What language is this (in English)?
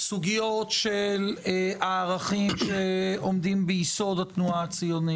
Hebrew